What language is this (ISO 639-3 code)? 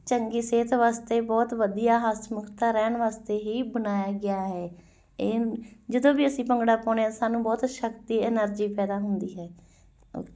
pan